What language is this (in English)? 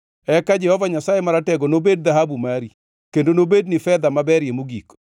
Luo (Kenya and Tanzania)